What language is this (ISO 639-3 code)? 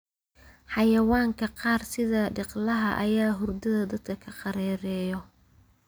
som